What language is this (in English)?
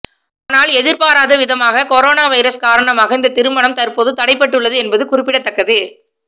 Tamil